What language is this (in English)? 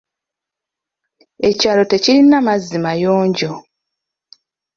Ganda